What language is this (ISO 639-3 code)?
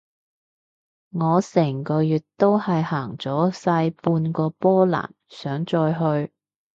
yue